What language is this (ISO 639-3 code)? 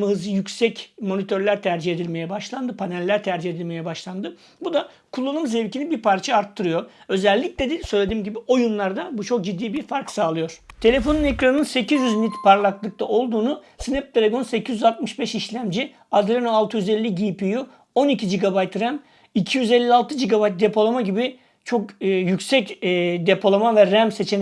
tur